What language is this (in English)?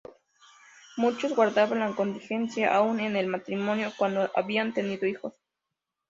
Spanish